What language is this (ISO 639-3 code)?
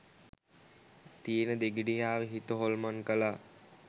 sin